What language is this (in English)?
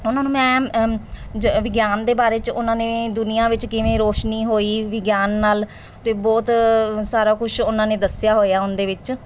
Punjabi